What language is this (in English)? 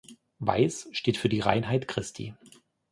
German